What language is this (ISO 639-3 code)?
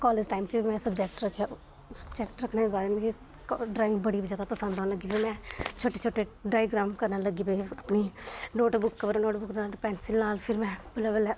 doi